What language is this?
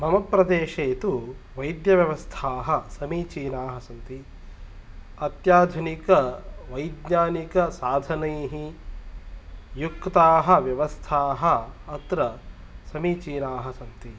Sanskrit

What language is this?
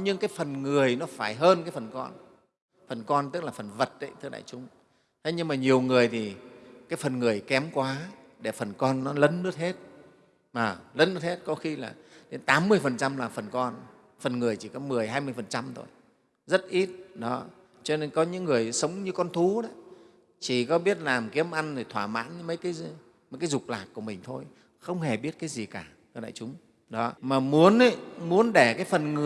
Vietnamese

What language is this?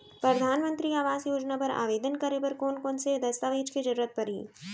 Chhattisgarhi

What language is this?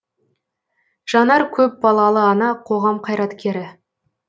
Kazakh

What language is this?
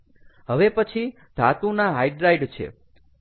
Gujarati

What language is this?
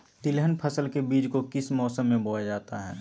Magahi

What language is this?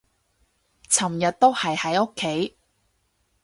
Cantonese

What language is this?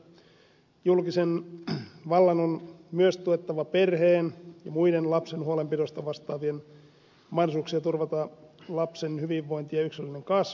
Finnish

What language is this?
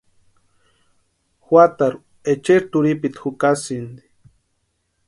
Western Highland Purepecha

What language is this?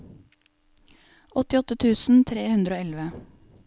Norwegian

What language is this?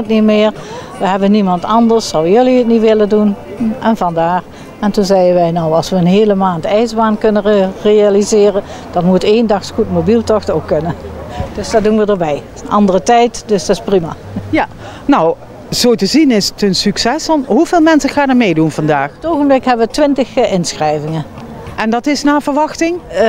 Dutch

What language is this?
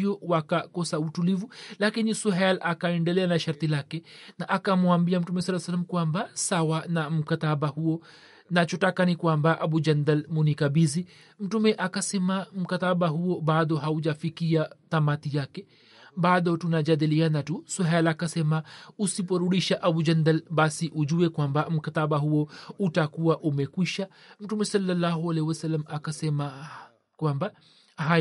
Swahili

